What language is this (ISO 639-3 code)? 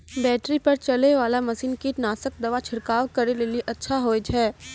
mai